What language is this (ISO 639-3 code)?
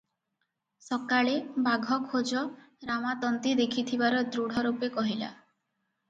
ori